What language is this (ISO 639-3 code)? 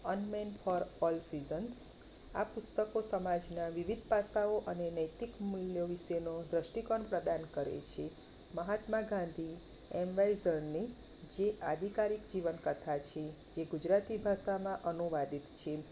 guj